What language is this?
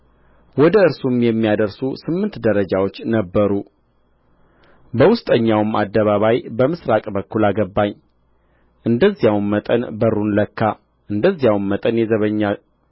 Amharic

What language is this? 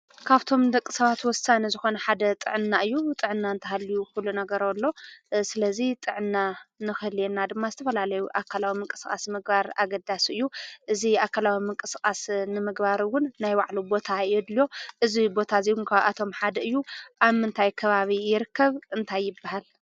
Tigrinya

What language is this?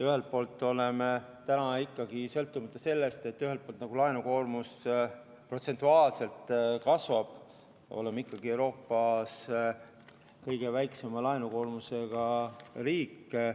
Estonian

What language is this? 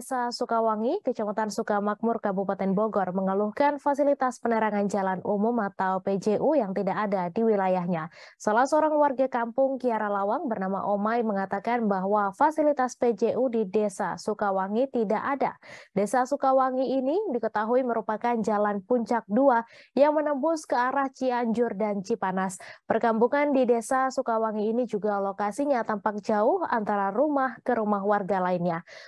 Indonesian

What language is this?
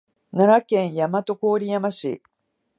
Japanese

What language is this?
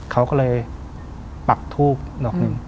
Thai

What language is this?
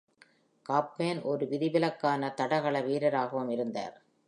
Tamil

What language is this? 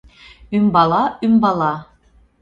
Mari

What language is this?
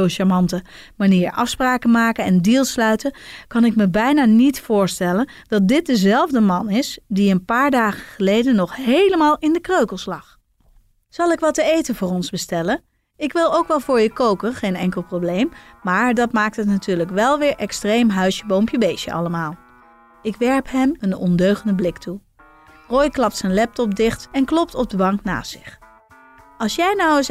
Dutch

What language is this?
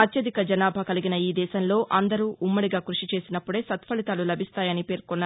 Telugu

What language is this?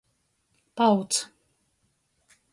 Latgalian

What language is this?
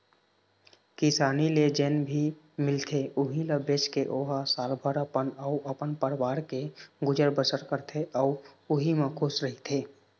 Chhattisgarhi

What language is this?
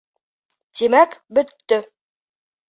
Bashkir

